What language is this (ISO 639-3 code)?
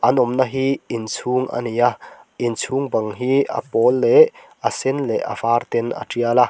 lus